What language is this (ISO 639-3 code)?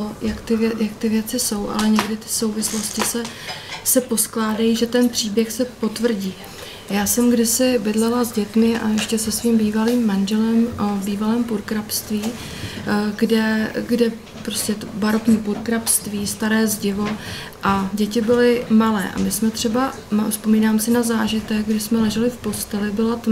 ces